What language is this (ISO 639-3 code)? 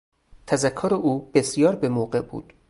fas